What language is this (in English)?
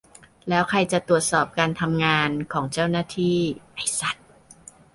Thai